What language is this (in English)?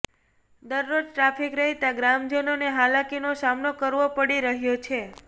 Gujarati